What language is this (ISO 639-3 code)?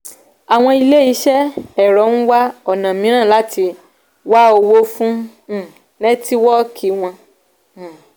yor